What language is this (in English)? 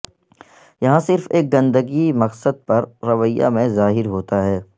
Urdu